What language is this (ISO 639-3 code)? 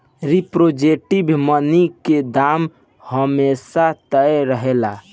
bho